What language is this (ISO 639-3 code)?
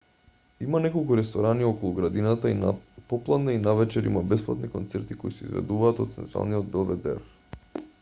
mkd